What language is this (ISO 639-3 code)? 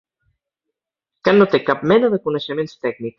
cat